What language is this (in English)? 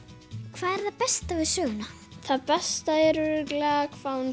Icelandic